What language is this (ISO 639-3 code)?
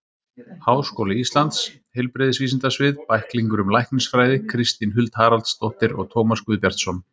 isl